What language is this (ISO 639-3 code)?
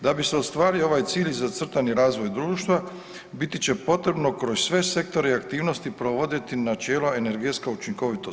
hrv